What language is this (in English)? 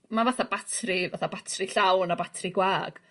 Welsh